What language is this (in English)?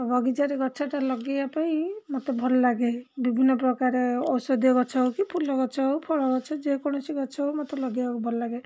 Odia